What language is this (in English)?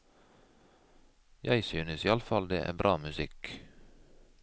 Norwegian